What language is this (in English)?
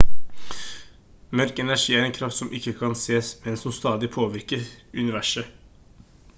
Norwegian Bokmål